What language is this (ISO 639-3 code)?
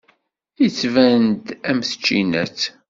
kab